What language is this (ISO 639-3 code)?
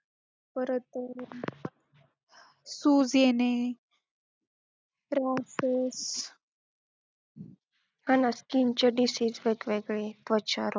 mar